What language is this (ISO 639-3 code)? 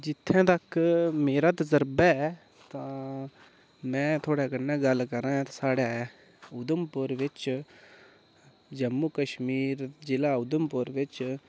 doi